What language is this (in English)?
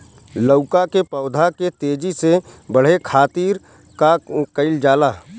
Bhojpuri